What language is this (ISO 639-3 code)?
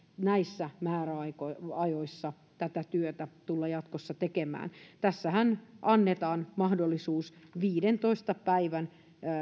fin